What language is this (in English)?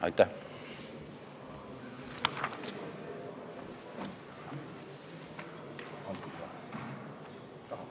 Estonian